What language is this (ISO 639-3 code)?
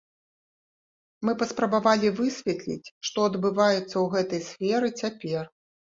bel